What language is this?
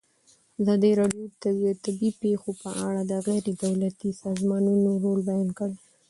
Pashto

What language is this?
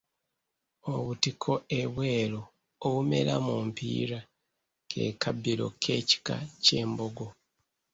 Ganda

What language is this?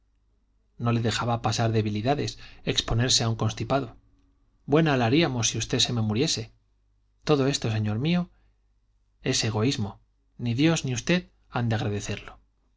Spanish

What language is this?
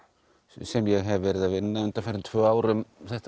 Icelandic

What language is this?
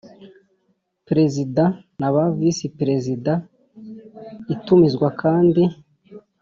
Kinyarwanda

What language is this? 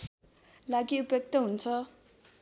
Nepali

